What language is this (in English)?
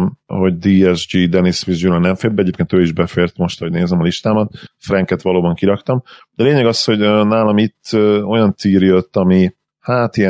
Hungarian